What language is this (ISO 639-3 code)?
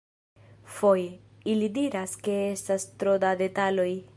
epo